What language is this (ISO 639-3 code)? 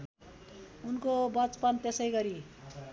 nep